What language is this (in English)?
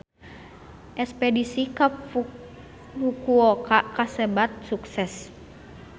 Sundanese